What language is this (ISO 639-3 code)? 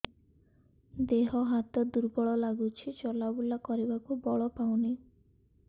ori